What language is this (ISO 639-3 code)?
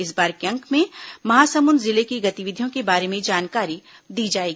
hin